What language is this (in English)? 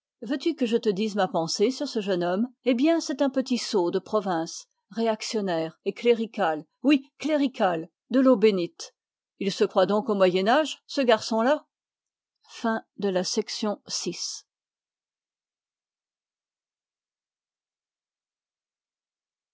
French